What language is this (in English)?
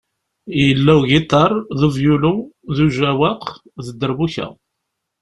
Kabyle